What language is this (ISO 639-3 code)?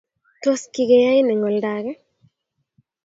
kln